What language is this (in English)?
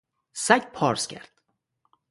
Persian